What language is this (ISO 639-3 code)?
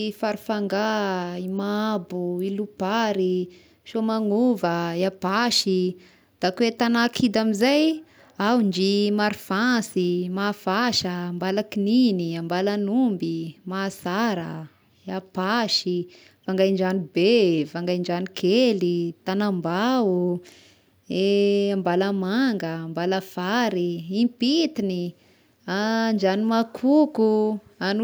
tkg